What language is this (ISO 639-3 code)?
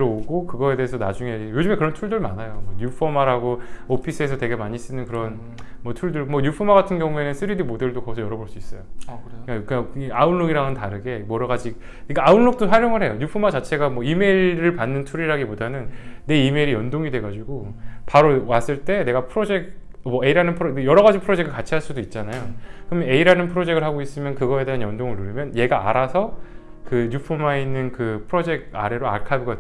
kor